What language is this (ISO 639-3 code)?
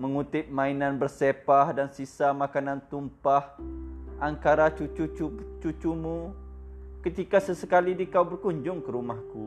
msa